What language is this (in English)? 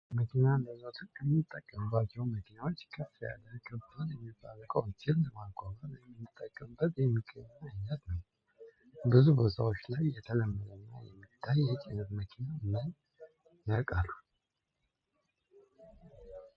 Amharic